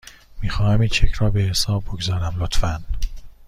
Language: Persian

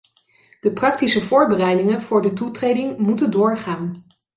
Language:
Dutch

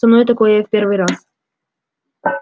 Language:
Russian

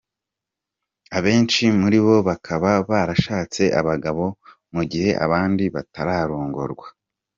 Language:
Kinyarwanda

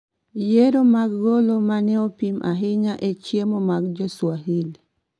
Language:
Luo (Kenya and Tanzania)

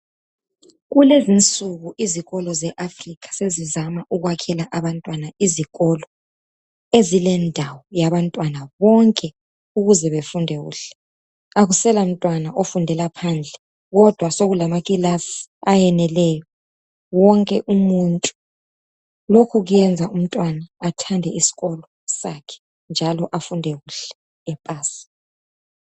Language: North Ndebele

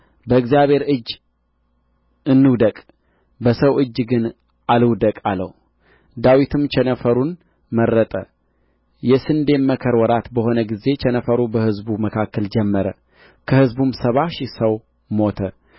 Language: Amharic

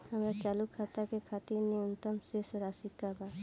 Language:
Bhojpuri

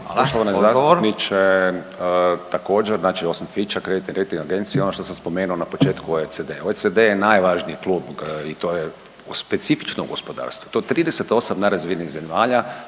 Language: Croatian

